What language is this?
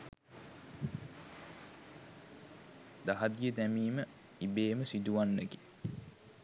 Sinhala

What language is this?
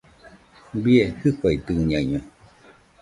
Nüpode Huitoto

